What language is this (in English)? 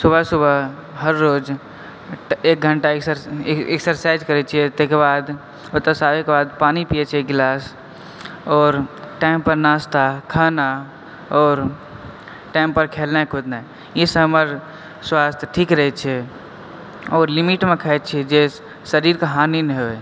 Maithili